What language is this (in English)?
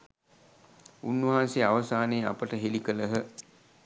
Sinhala